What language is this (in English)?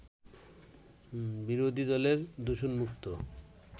Bangla